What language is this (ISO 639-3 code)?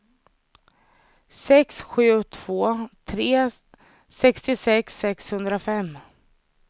swe